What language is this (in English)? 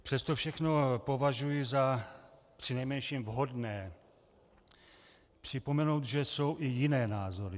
Czech